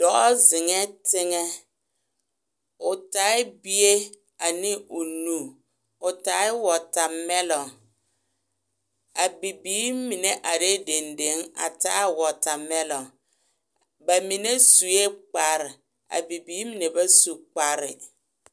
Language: Southern Dagaare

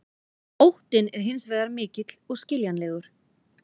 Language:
Icelandic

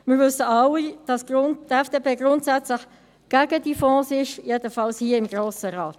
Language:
Swiss German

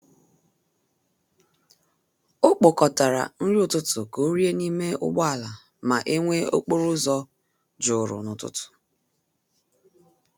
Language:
Igbo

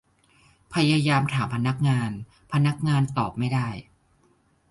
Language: Thai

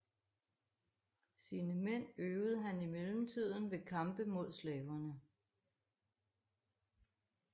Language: Danish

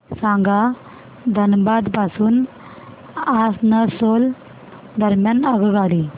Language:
Marathi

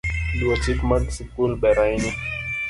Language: Luo (Kenya and Tanzania)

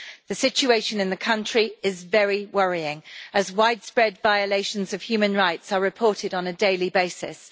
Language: English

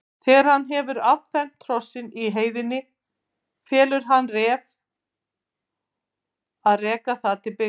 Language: Icelandic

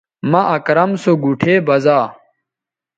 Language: Bateri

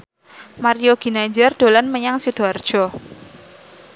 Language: Javanese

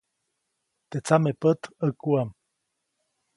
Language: Copainalá Zoque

